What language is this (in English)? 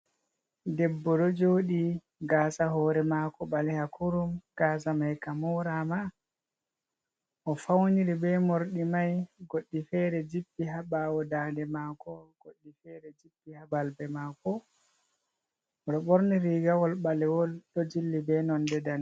Fula